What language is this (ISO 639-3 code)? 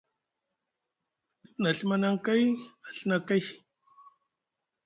mug